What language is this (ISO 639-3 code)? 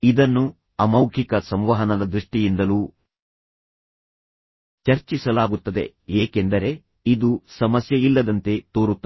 kan